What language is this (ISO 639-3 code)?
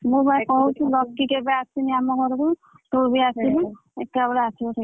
ori